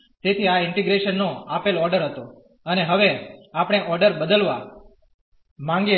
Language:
Gujarati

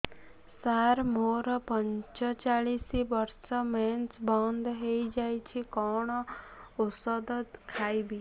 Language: Odia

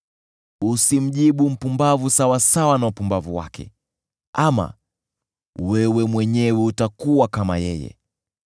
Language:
Swahili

